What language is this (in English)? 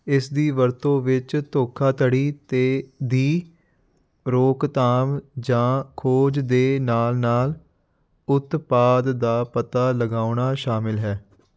Punjabi